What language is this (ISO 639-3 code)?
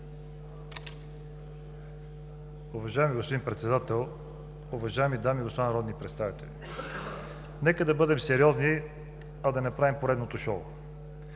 bul